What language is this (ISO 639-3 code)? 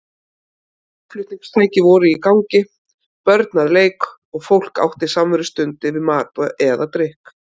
isl